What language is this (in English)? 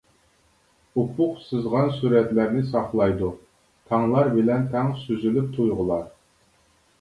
Uyghur